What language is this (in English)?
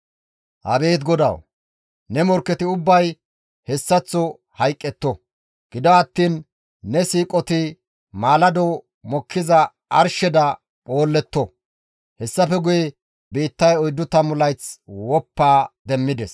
Gamo